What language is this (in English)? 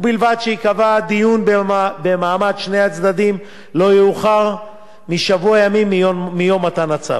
Hebrew